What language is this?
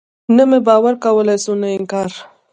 Pashto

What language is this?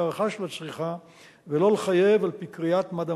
Hebrew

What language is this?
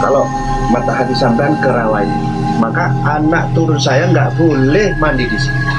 Indonesian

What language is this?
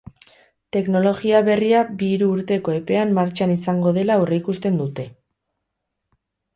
Basque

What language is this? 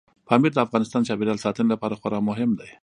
Pashto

